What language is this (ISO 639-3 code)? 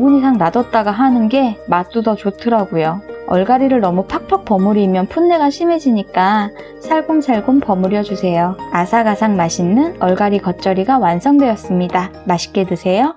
kor